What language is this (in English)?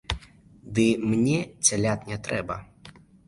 Belarusian